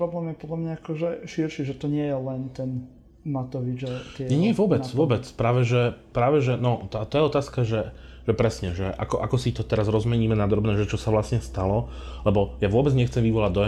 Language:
Slovak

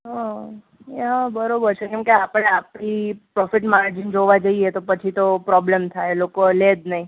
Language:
Gujarati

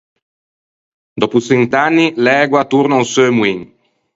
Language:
Ligurian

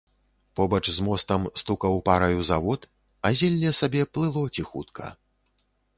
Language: Belarusian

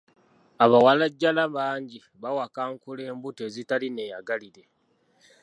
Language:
Ganda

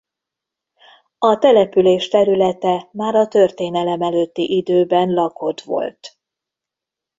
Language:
Hungarian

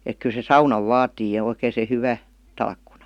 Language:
Finnish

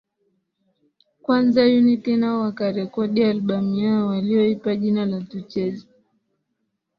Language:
Swahili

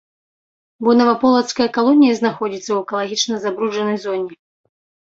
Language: Belarusian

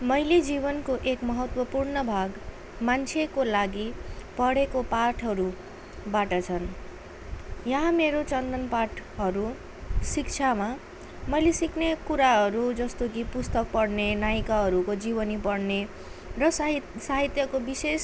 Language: Nepali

